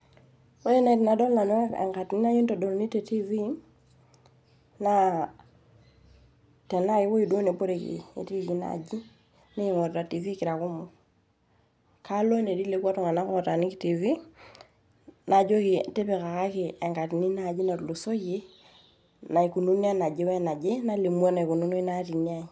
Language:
Masai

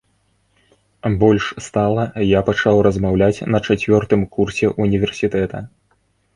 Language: Belarusian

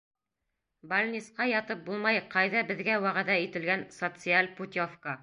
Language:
Bashkir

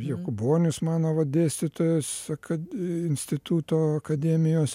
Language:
Lithuanian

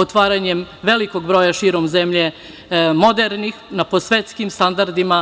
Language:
Serbian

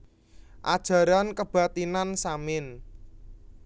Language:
Javanese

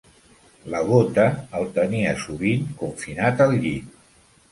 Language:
Catalan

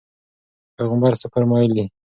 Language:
Pashto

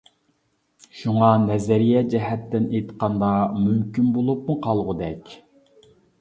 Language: Uyghur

